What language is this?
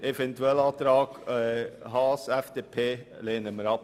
Swiss German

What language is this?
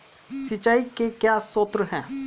Hindi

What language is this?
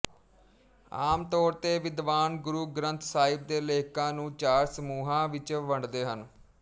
Punjabi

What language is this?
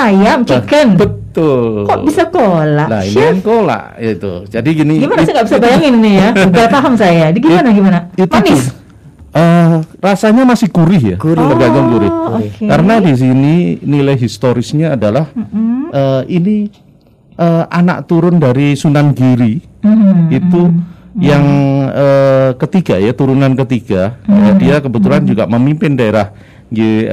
Indonesian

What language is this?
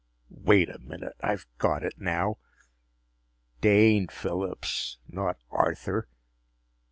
English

